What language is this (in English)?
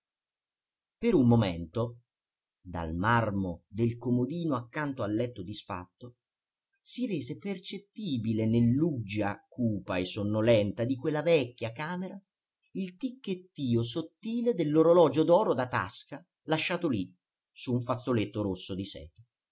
Italian